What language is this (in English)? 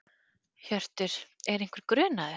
Icelandic